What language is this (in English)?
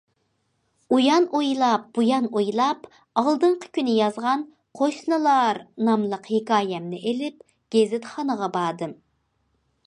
Uyghur